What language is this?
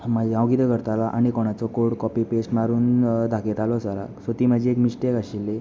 Konkani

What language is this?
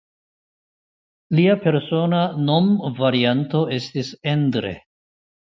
Esperanto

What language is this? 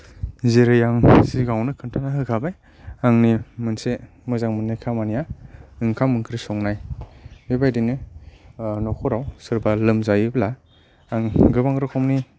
Bodo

